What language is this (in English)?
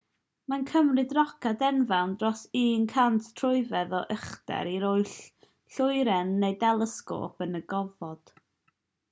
Welsh